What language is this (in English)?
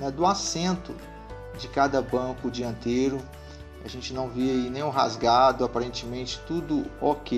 Portuguese